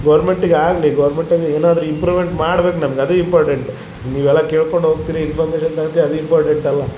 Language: Kannada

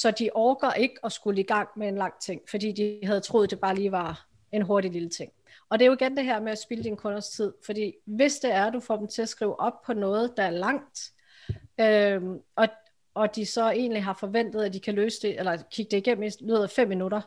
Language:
Danish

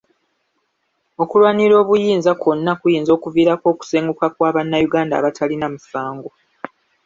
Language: Ganda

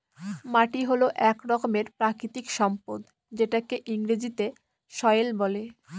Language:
Bangla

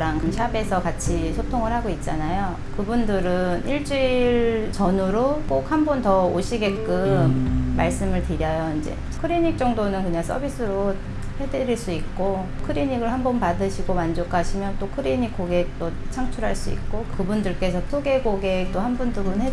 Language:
Korean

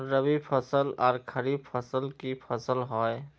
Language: Magahi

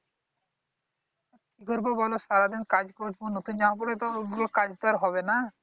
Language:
Bangla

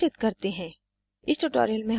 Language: Hindi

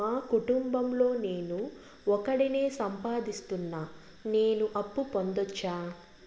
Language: Telugu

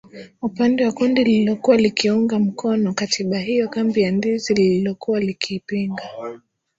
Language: Swahili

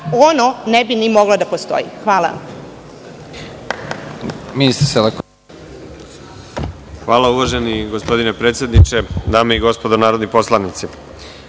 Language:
Serbian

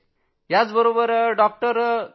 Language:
Marathi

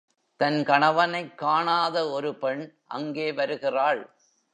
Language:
Tamil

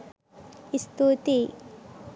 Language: Sinhala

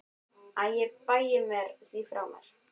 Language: Icelandic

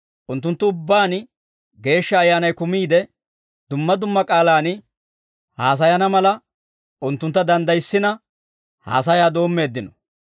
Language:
Dawro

